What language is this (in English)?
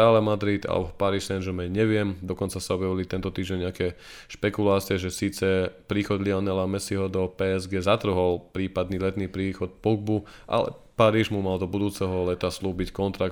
Slovak